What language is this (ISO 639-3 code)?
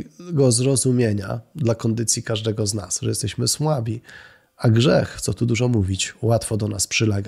pol